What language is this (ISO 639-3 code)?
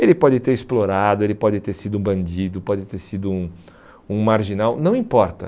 por